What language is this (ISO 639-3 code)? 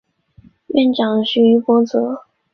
zho